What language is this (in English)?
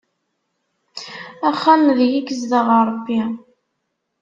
Kabyle